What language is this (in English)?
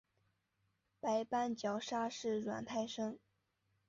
Chinese